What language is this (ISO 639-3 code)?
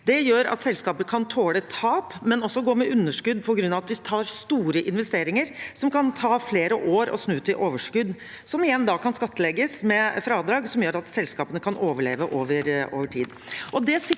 nor